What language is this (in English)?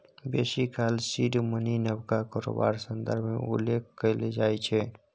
Maithili